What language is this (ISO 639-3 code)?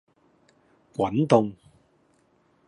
yue